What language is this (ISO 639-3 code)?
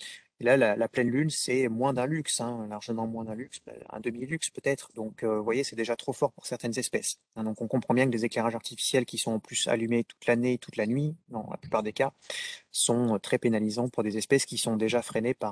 fra